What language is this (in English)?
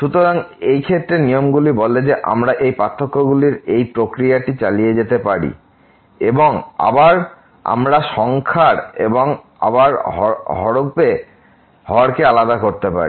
Bangla